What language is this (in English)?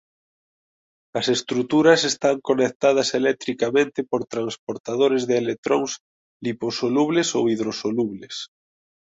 Galician